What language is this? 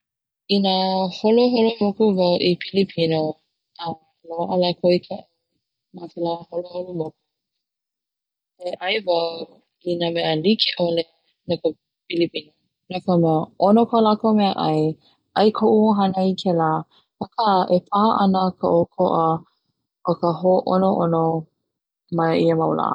Hawaiian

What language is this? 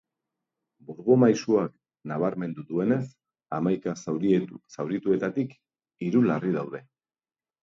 Basque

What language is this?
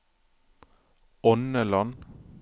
Norwegian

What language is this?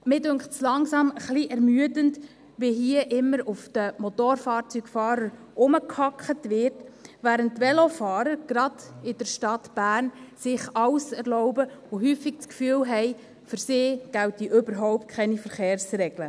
Swiss German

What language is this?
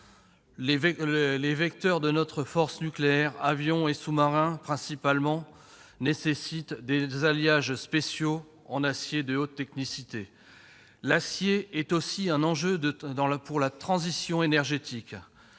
French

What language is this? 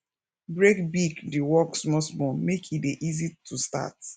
Nigerian Pidgin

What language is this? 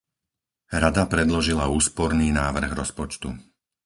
Slovak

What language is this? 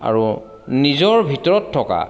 Assamese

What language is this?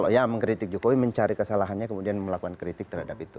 Indonesian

